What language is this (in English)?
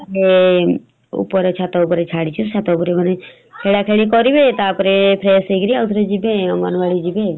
Odia